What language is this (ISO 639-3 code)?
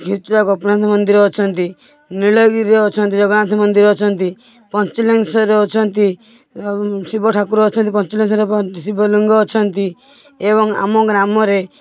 ori